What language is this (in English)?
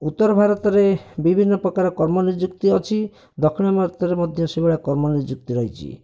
Odia